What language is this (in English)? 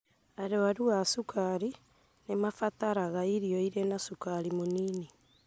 Kikuyu